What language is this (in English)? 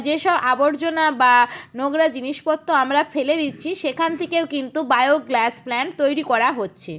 Bangla